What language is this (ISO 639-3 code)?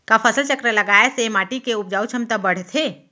hne